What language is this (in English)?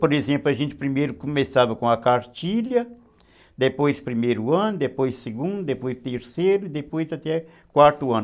Portuguese